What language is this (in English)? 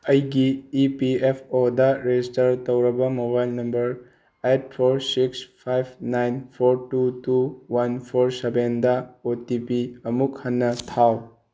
Manipuri